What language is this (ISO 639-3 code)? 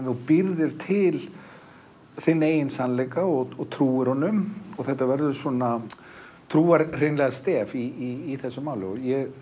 isl